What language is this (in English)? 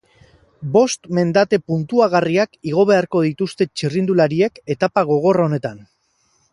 Basque